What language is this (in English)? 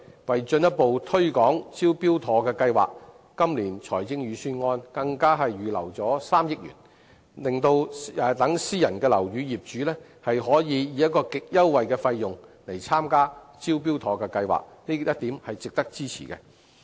Cantonese